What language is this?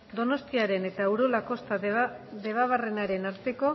Basque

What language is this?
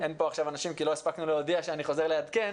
Hebrew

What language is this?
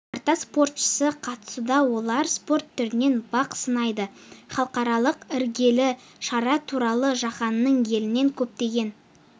Kazakh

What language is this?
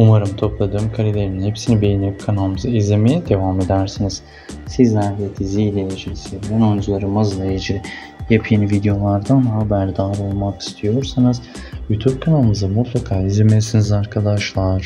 Turkish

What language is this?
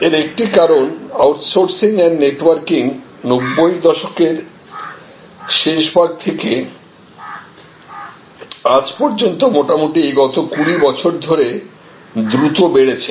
Bangla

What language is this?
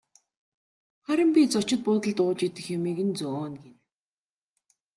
Mongolian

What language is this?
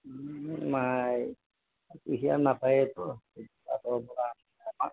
Assamese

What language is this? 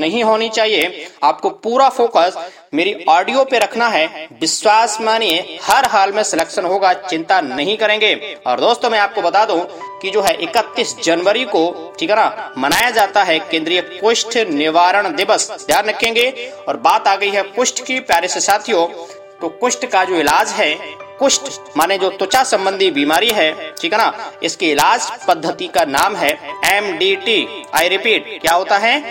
Hindi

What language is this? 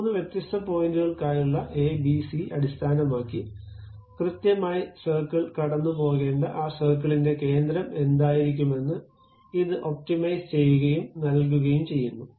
Malayalam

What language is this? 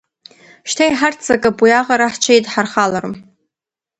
Abkhazian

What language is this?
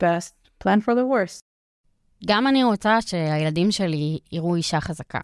Hebrew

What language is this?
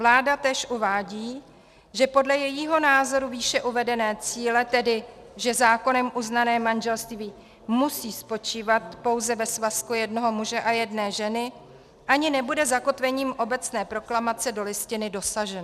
Czech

